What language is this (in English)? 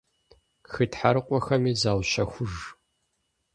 Kabardian